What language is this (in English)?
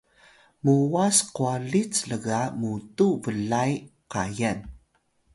Atayal